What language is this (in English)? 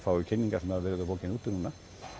Icelandic